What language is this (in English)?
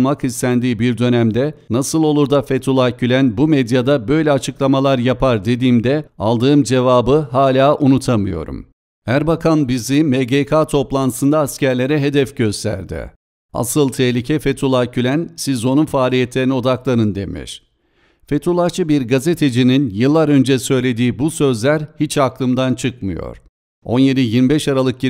Turkish